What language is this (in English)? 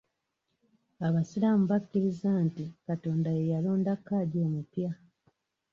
Ganda